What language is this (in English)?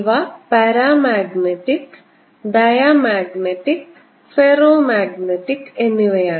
Malayalam